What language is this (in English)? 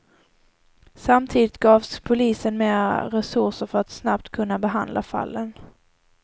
Swedish